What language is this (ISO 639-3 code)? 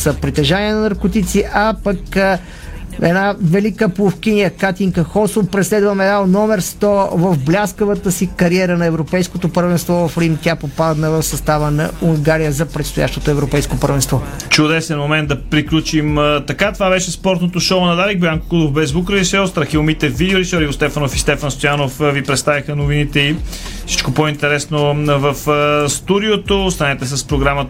bul